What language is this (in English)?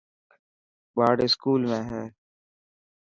Dhatki